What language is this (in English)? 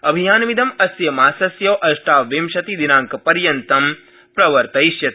Sanskrit